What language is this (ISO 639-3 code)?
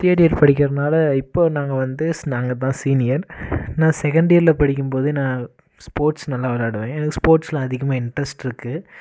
tam